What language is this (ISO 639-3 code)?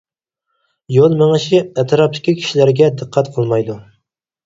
uig